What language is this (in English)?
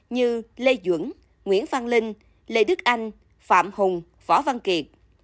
Vietnamese